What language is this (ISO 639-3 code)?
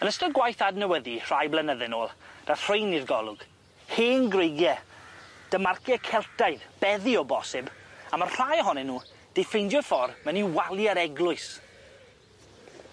cym